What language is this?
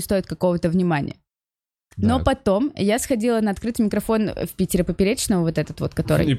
Russian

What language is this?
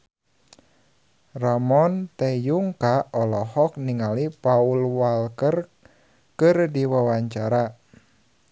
Sundanese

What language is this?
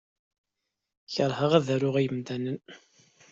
Kabyle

